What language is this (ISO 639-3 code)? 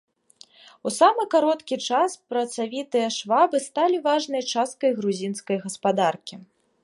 bel